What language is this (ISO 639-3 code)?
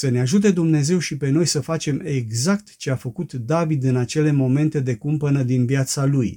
ron